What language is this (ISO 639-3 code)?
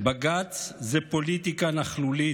heb